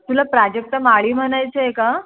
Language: Marathi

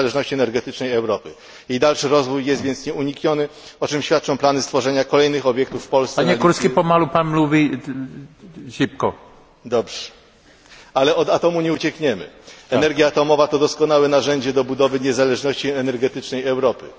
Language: Polish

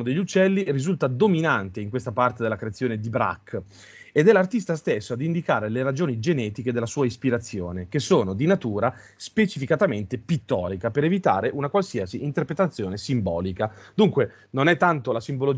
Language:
Italian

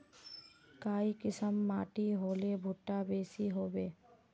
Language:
Magahi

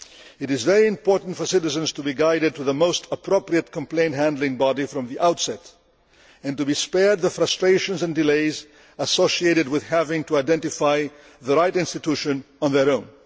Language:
English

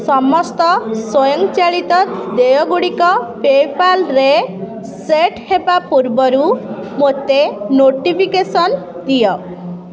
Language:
Odia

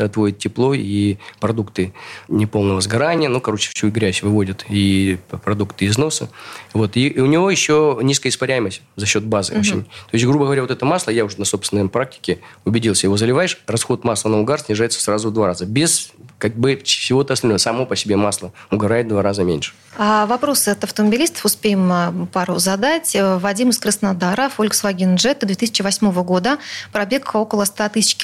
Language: Russian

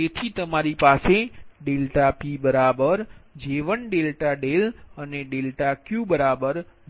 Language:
Gujarati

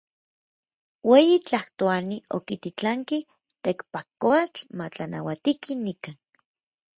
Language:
Orizaba Nahuatl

